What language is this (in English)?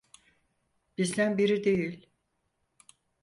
Turkish